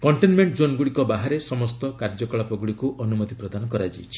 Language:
Odia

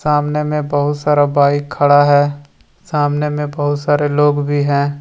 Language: Hindi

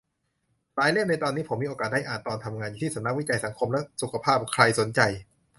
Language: Thai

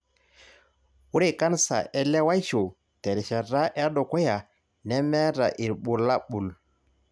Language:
Masai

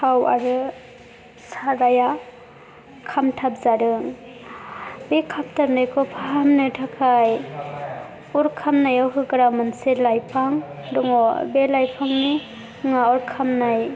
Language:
Bodo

